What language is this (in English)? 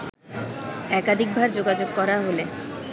Bangla